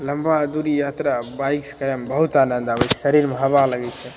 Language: Maithili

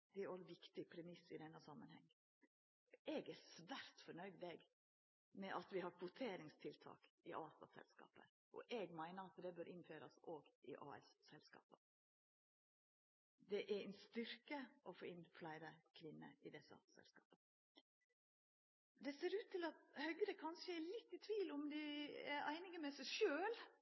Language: Norwegian Nynorsk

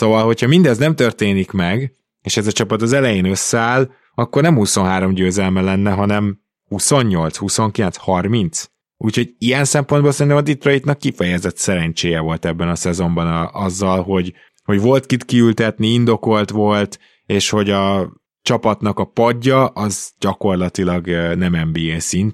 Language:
Hungarian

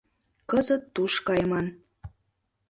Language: Mari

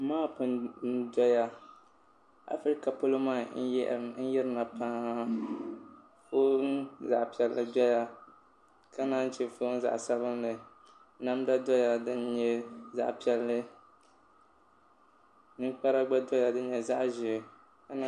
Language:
Dagbani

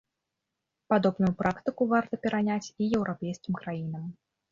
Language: Belarusian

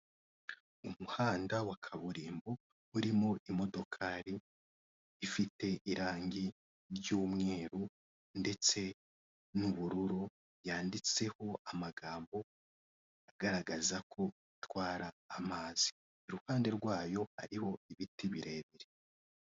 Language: Kinyarwanda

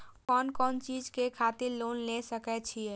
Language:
Maithili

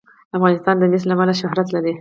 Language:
Pashto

